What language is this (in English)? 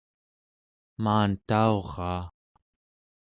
Central Yupik